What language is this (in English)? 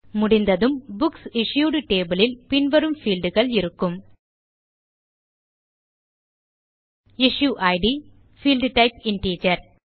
Tamil